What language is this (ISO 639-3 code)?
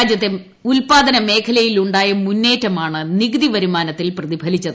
mal